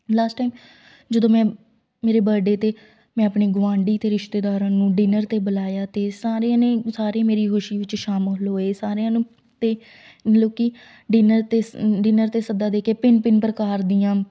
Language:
Punjabi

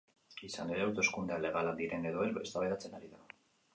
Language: Basque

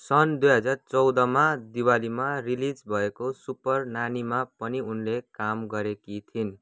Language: Nepali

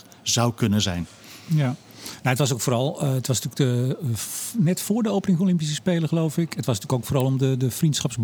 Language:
Dutch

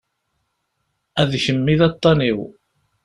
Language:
Kabyle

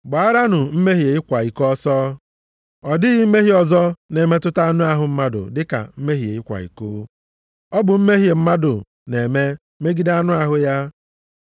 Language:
Igbo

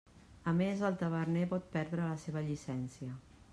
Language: Catalan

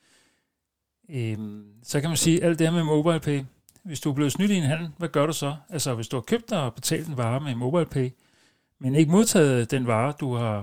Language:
Danish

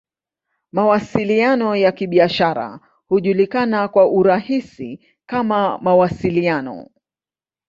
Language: Swahili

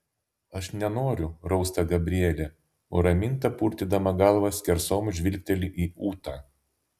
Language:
Lithuanian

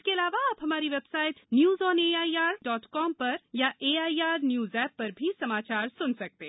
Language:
Hindi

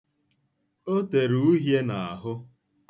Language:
Igbo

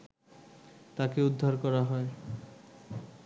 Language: Bangla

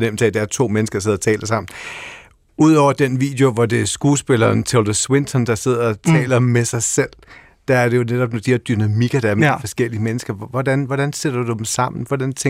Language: Danish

